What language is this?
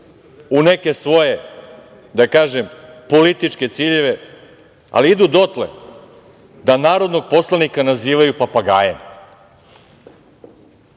Serbian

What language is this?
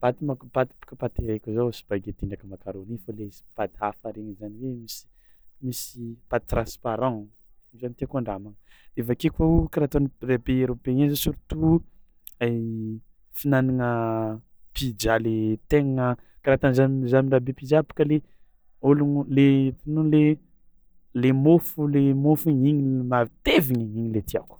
Tsimihety Malagasy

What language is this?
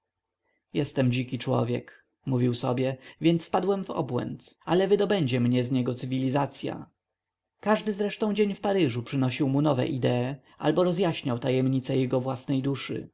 Polish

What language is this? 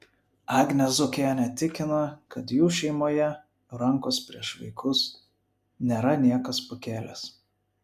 Lithuanian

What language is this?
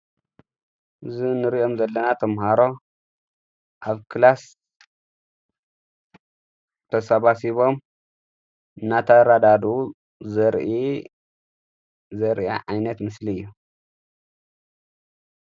Tigrinya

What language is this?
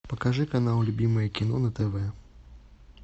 Russian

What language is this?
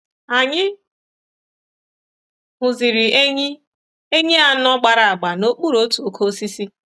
Igbo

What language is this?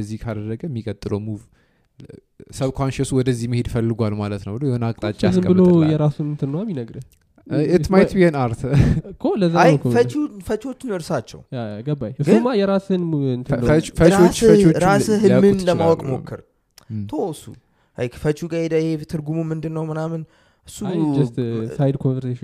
Amharic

